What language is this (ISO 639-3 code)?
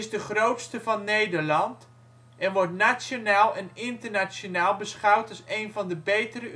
nld